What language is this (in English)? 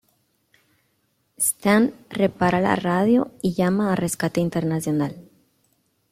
Spanish